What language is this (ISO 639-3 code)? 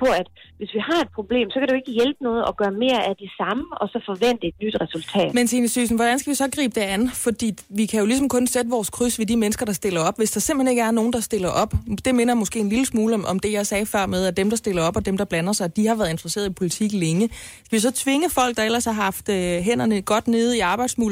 dan